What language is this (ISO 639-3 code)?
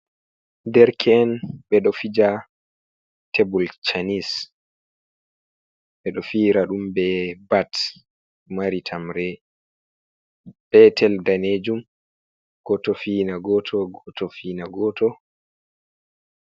ful